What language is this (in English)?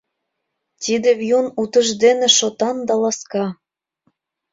Mari